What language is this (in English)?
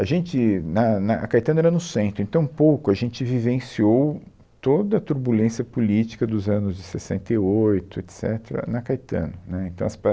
Portuguese